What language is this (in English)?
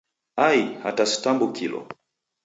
Taita